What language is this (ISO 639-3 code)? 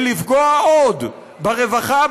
heb